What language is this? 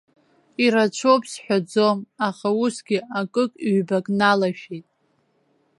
Abkhazian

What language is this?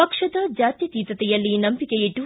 Kannada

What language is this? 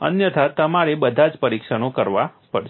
Gujarati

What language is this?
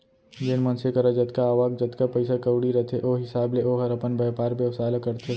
Chhattisgarhi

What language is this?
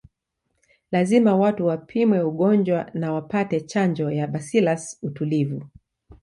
Swahili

